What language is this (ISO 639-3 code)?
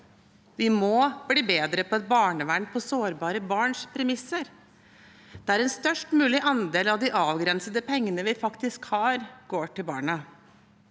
nor